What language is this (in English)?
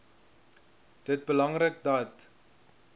Afrikaans